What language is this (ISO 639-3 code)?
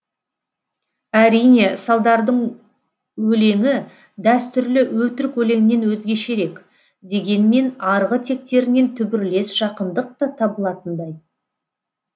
kaz